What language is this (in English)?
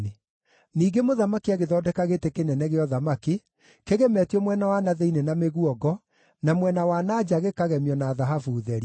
Kikuyu